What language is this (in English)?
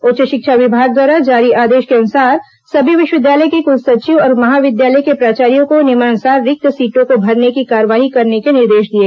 Hindi